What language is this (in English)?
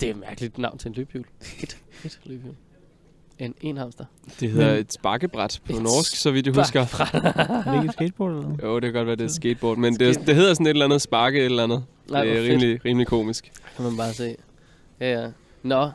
Danish